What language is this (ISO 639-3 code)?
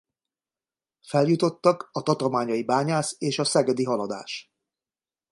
hun